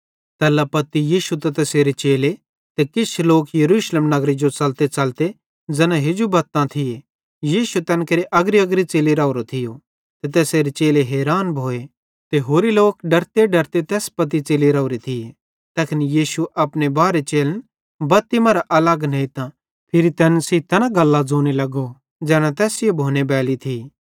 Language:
Bhadrawahi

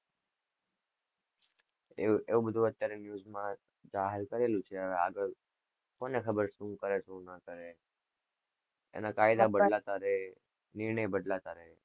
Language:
Gujarati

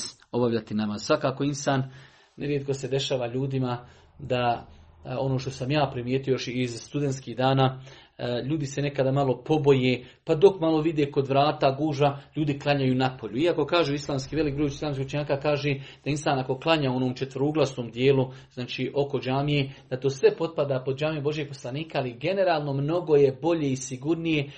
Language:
Croatian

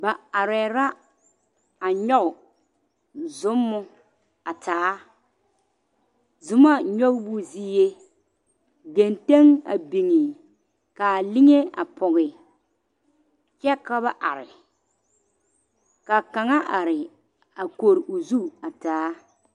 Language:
Southern Dagaare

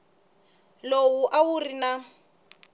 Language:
Tsonga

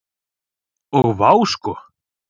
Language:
Icelandic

